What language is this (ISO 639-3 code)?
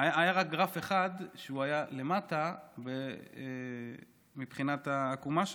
heb